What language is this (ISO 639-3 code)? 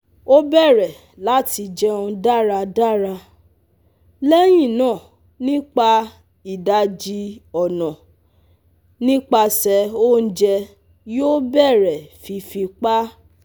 yor